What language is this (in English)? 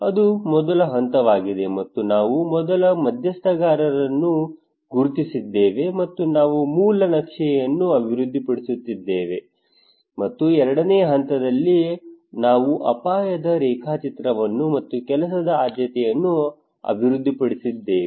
Kannada